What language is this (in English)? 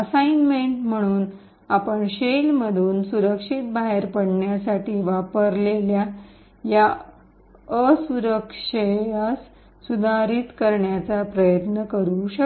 Marathi